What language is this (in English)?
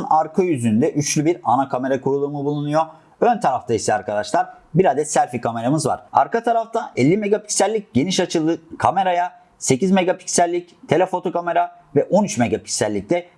Turkish